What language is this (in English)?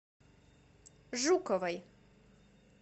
Russian